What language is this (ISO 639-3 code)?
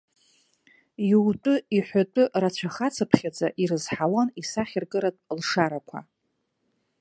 abk